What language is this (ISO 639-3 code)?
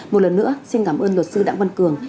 vie